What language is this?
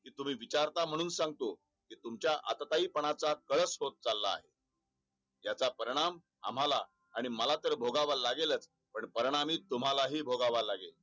Marathi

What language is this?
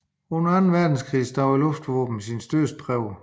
Danish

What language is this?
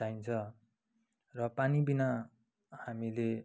Nepali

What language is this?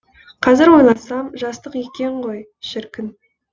Kazakh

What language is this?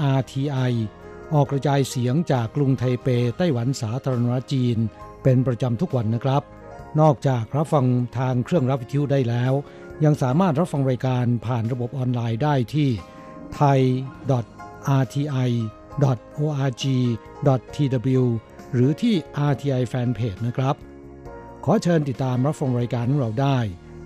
Thai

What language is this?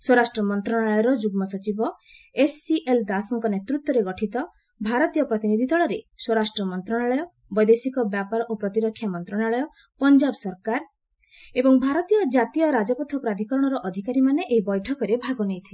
Odia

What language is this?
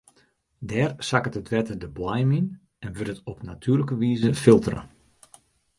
Western Frisian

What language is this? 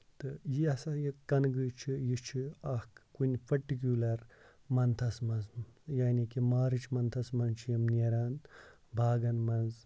Kashmiri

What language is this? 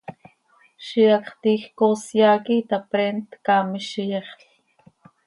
Seri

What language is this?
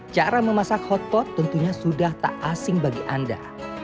Indonesian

